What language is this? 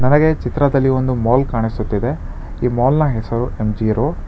Kannada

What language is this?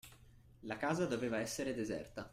Italian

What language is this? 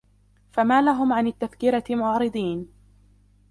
Arabic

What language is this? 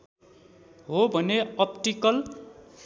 Nepali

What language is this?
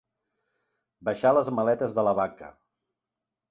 Catalan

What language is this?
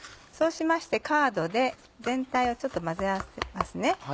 Japanese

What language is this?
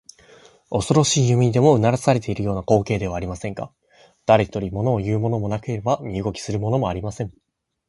Japanese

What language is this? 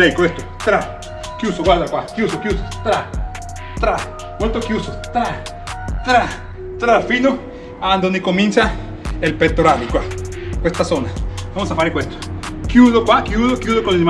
Spanish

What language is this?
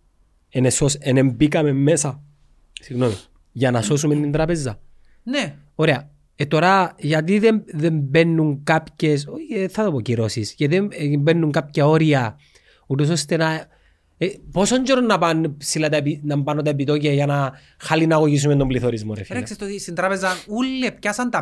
Greek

